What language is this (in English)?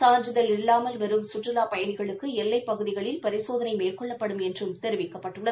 Tamil